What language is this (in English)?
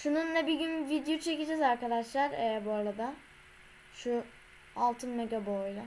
Turkish